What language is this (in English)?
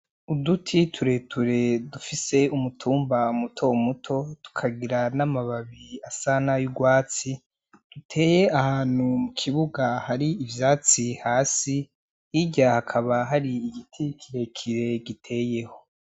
Rundi